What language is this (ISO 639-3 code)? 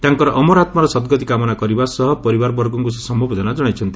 ori